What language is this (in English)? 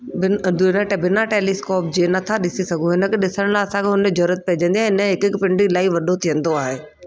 Sindhi